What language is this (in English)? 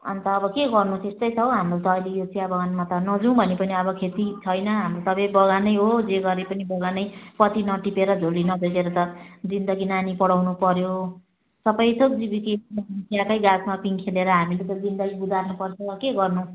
Nepali